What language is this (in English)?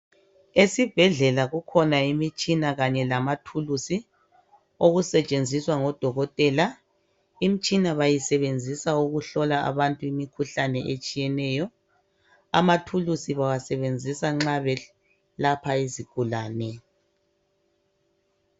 North Ndebele